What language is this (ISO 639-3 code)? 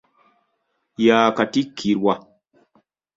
lug